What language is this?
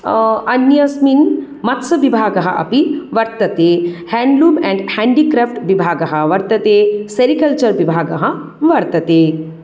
Sanskrit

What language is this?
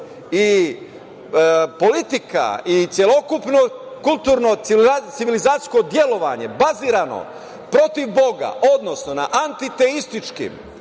Serbian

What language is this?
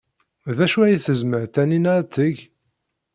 Kabyle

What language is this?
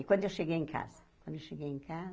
Portuguese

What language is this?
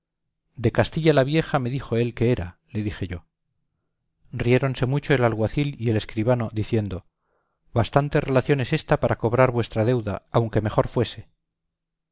Spanish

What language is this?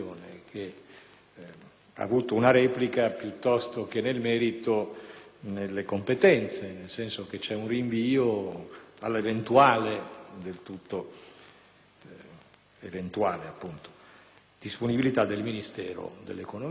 Italian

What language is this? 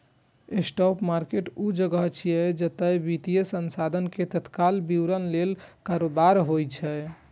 Maithili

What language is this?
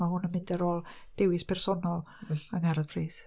Welsh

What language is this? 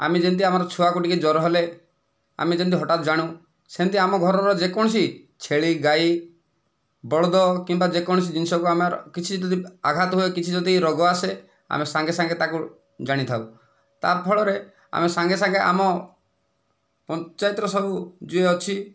Odia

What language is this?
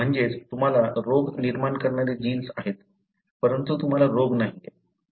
Marathi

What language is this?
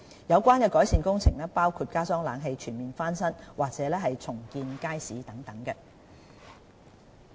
Cantonese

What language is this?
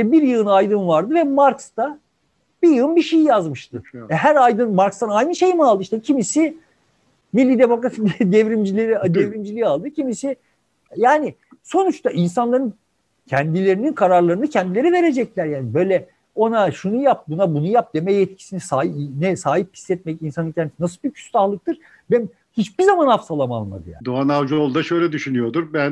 Turkish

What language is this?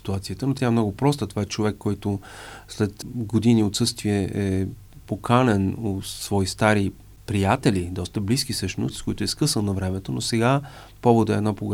Bulgarian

